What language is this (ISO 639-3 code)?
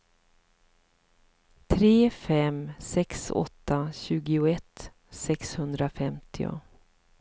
swe